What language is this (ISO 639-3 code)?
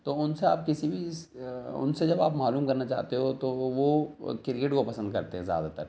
urd